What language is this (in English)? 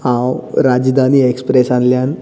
Konkani